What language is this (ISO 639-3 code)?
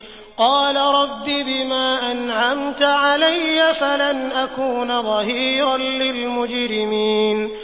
ara